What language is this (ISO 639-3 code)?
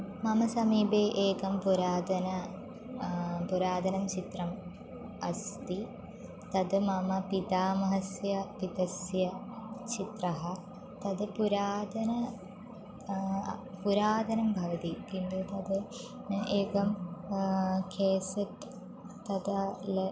san